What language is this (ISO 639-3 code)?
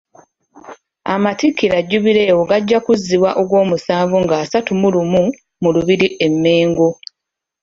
lug